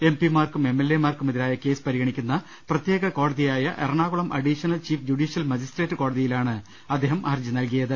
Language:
Malayalam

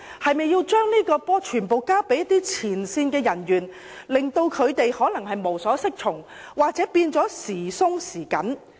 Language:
Cantonese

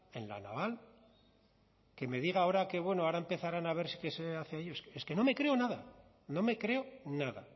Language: Spanish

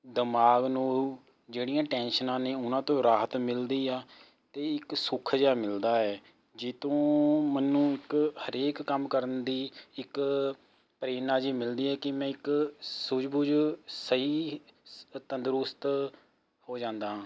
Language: Punjabi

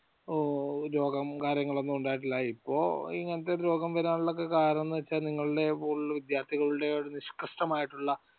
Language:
Malayalam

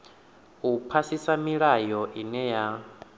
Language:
Venda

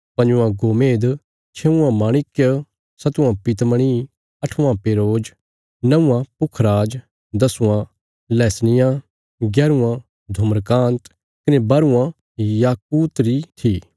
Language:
Bilaspuri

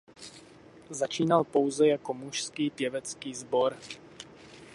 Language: Czech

